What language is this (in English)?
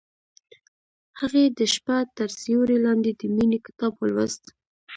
Pashto